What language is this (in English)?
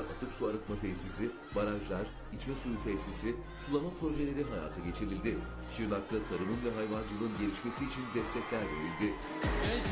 Turkish